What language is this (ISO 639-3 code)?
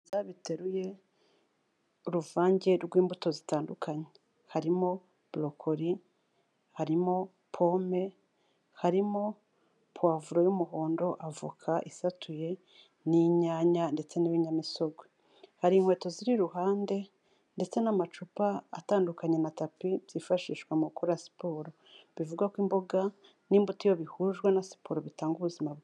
kin